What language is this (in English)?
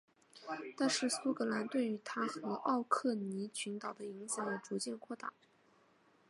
Chinese